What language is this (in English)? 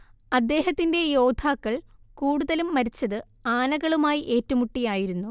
Malayalam